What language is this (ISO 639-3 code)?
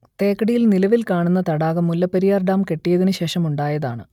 mal